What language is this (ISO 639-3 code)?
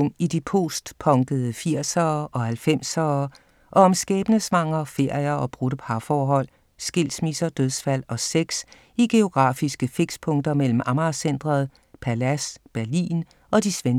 dan